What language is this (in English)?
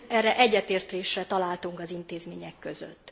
Hungarian